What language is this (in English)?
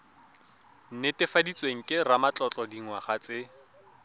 Tswana